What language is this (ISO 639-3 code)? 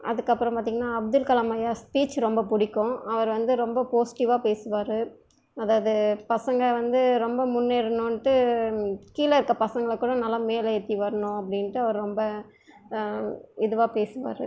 tam